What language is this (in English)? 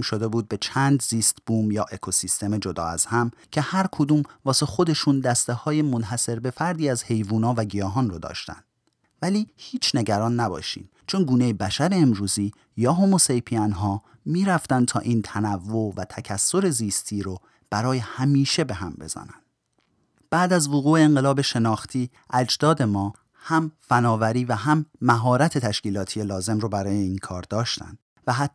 Persian